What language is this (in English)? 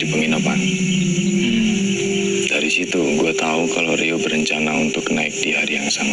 Indonesian